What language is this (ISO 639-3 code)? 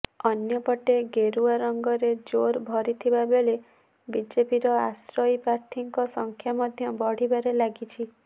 ori